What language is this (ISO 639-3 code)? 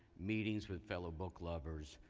eng